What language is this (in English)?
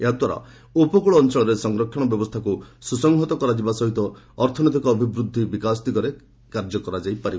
Odia